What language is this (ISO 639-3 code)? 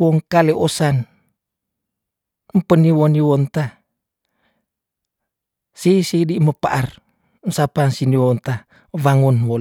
tdn